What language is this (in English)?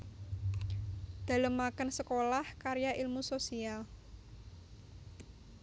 Javanese